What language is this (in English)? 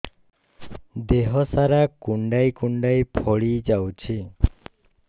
Odia